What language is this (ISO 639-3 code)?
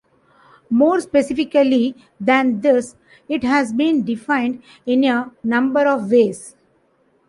eng